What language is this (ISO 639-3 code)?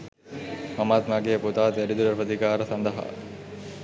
sin